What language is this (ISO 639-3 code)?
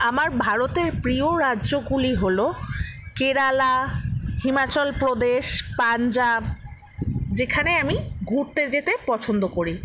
ben